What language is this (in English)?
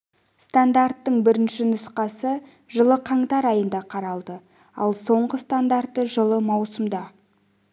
Kazakh